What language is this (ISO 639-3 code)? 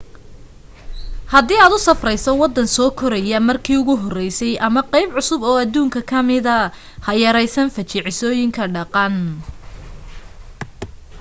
som